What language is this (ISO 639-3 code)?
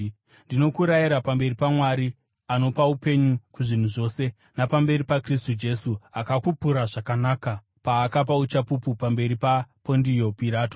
sna